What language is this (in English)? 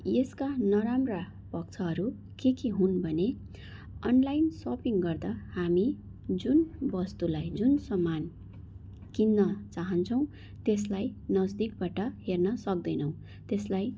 Nepali